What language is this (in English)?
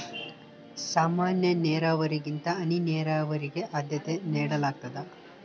Kannada